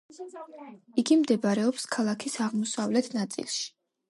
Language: Georgian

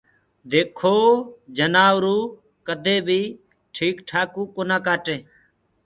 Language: Gurgula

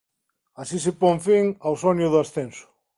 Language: Galician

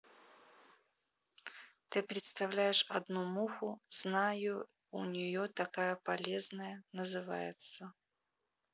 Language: Russian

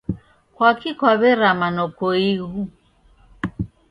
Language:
Taita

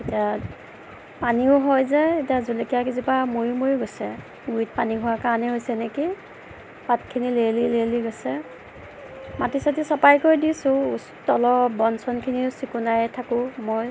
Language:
Assamese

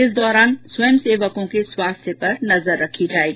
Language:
Hindi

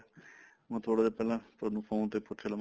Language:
Punjabi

